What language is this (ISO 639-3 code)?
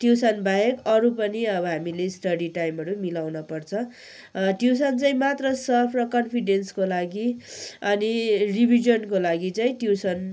nep